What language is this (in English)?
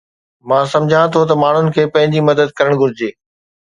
Sindhi